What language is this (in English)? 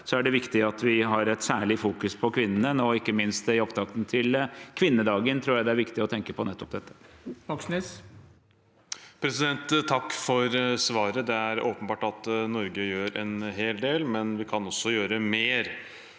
Norwegian